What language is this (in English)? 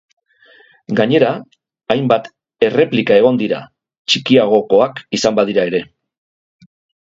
Basque